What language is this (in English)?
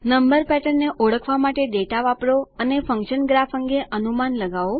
Gujarati